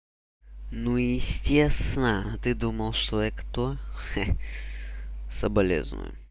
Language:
Russian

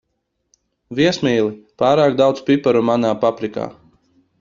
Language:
Latvian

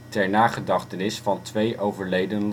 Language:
Dutch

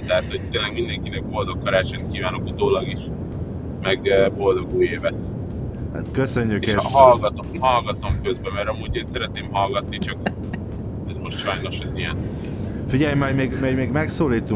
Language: Hungarian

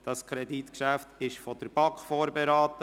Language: Swiss German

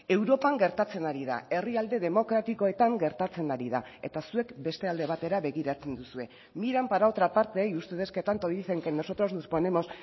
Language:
Basque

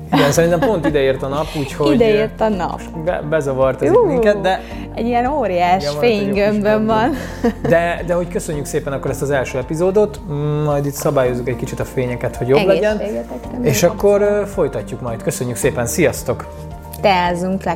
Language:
Hungarian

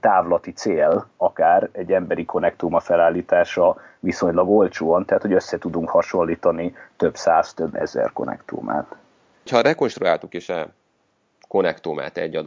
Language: Hungarian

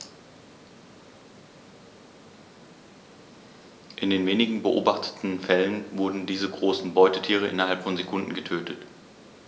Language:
German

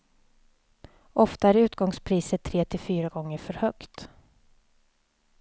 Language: Swedish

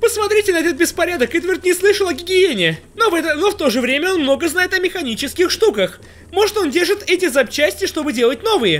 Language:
Russian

